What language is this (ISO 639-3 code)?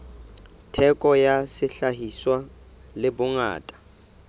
sot